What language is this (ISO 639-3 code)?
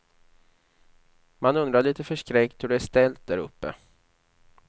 swe